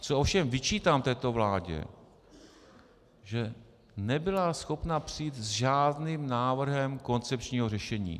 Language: Czech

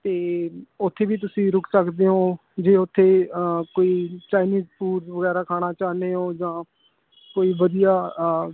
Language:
Punjabi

